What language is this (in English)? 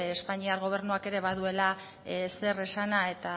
Basque